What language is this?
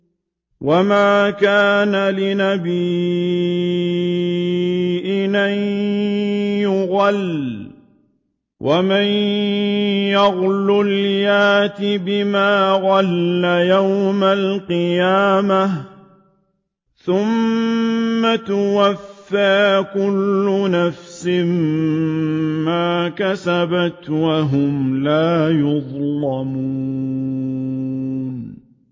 Arabic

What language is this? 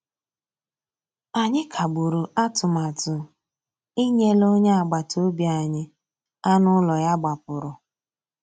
Igbo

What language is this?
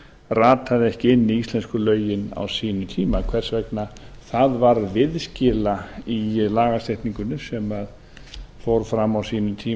Icelandic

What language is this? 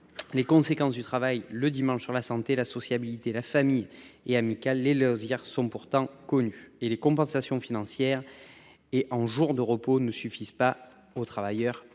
French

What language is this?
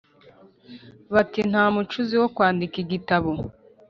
Kinyarwanda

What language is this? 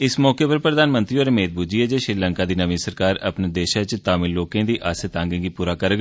Dogri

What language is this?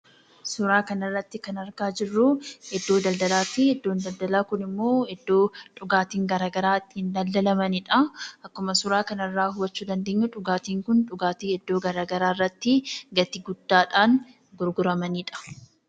Oromo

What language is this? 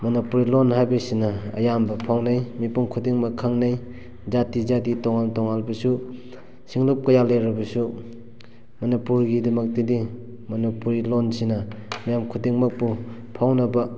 Manipuri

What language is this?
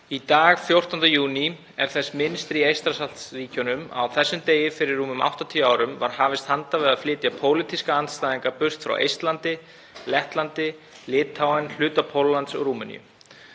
Icelandic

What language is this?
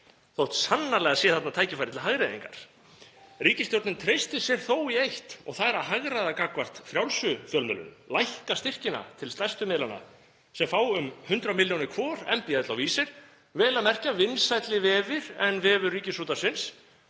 Icelandic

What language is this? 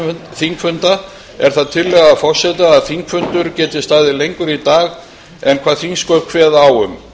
Icelandic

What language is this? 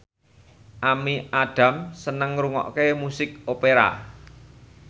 Javanese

